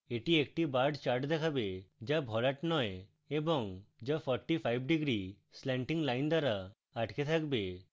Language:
Bangla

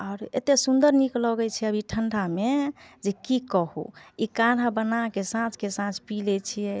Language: Maithili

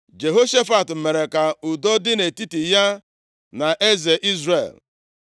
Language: Igbo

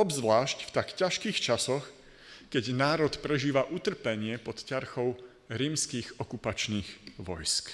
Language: Slovak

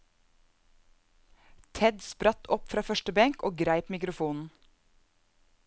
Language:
Norwegian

